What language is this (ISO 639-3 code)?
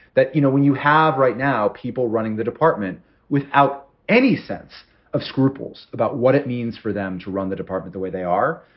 eng